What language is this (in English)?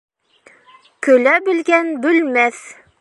Bashkir